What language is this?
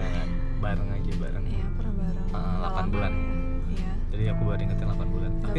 Indonesian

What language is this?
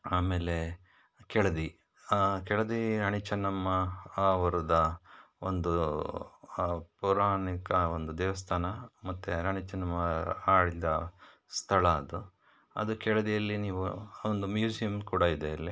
Kannada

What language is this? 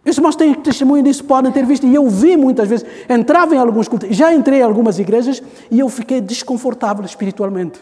Portuguese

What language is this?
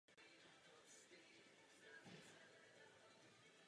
Czech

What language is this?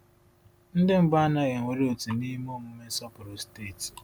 Igbo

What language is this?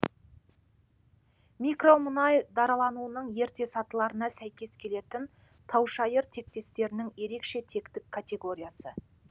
Kazakh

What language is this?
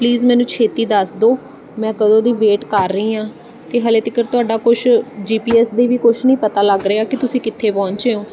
Punjabi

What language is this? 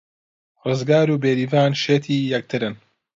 Central Kurdish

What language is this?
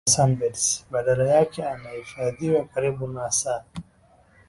Swahili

